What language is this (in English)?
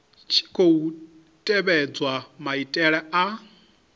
Venda